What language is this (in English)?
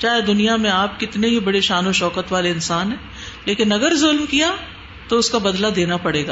Urdu